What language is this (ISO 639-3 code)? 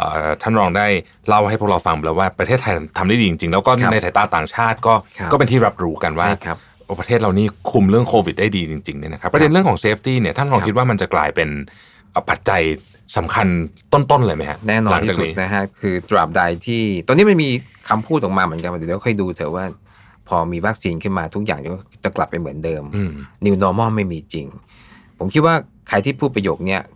tha